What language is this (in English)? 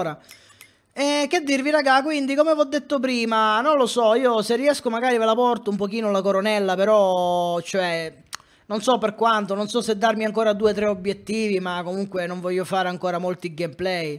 Italian